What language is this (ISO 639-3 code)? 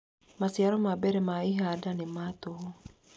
kik